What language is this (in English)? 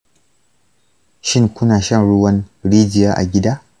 Hausa